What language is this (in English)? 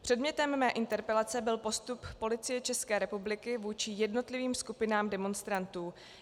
Czech